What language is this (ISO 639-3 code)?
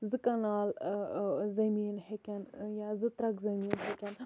kas